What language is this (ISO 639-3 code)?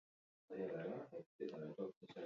eus